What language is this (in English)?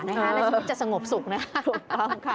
Thai